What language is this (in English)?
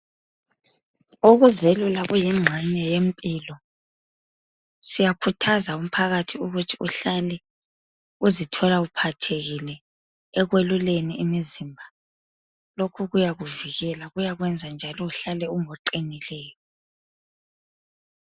North Ndebele